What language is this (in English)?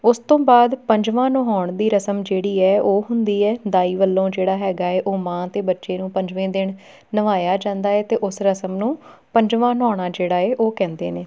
Punjabi